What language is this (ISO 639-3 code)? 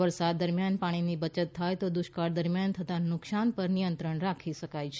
guj